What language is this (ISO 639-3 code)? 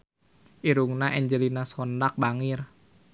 sun